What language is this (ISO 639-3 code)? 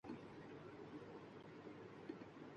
urd